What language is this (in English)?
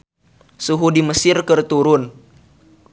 Sundanese